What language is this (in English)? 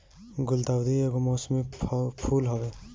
Bhojpuri